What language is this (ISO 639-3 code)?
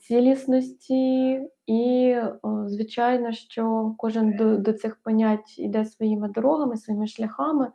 ukr